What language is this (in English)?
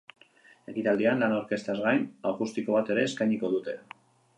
Basque